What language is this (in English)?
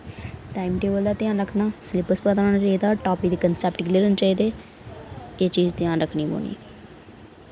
Dogri